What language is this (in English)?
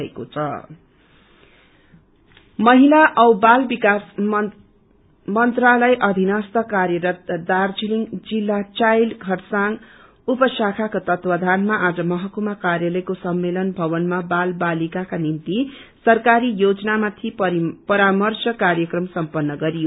Nepali